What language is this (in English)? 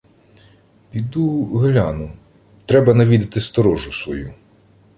Ukrainian